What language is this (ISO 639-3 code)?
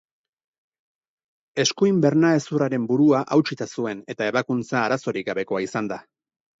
eus